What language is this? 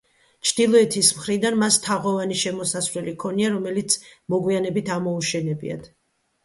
Georgian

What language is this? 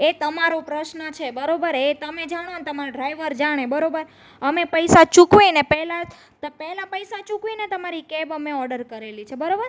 Gujarati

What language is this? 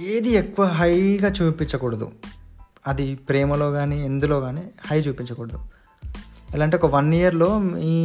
Telugu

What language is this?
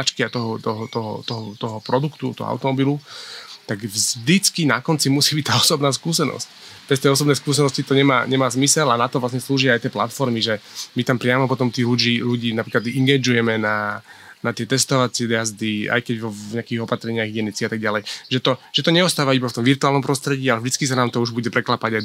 Slovak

